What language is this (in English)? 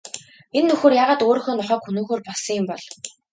Mongolian